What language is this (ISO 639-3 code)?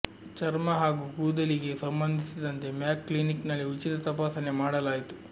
kan